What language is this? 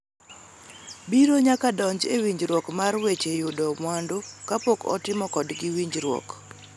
Luo (Kenya and Tanzania)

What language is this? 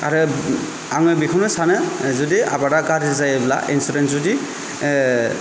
Bodo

